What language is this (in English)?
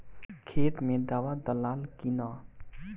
Bhojpuri